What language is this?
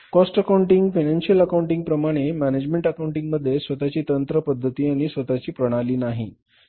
Marathi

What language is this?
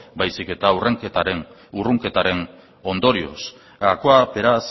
Basque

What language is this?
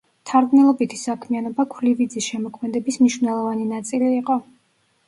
Georgian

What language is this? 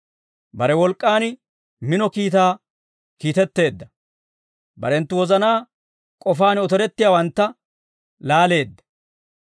Dawro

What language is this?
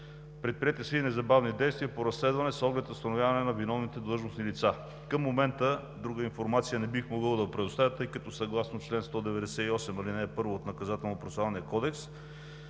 Bulgarian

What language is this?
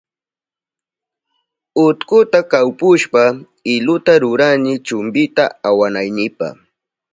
Southern Pastaza Quechua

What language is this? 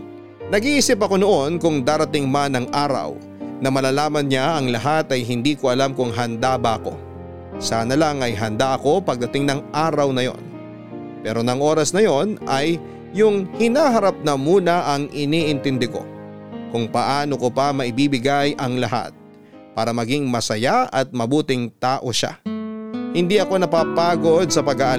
Filipino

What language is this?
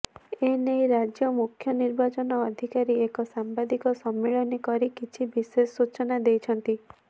Odia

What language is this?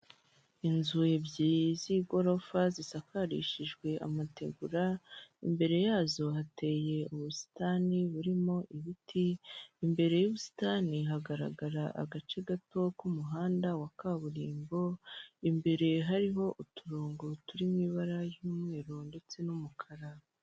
Kinyarwanda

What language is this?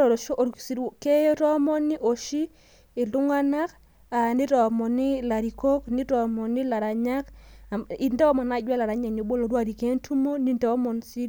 Masai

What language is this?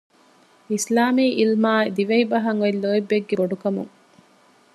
Divehi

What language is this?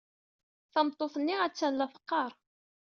Kabyle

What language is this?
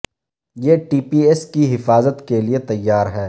Urdu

